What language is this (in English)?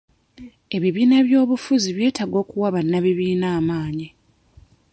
Ganda